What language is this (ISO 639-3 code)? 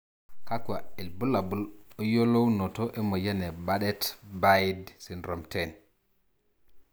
mas